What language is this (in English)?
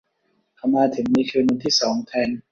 Thai